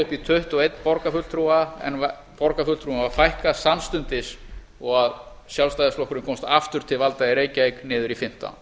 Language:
Icelandic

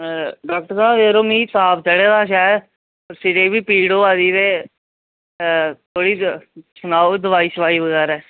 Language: Dogri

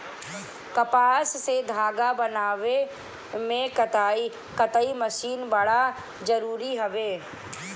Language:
Bhojpuri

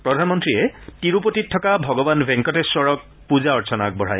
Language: Assamese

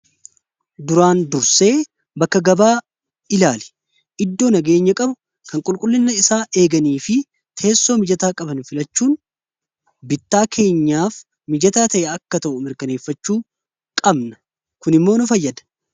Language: Oromo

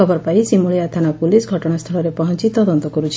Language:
Odia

